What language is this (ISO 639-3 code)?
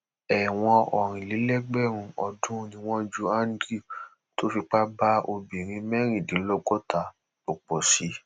yor